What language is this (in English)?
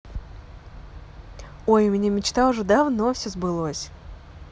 Russian